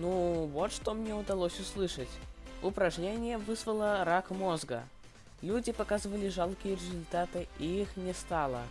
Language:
Russian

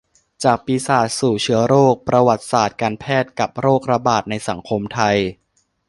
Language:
Thai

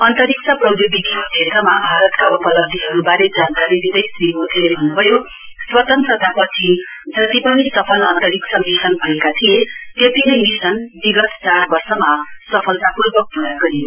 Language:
Nepali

